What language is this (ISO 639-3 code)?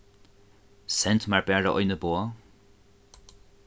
fao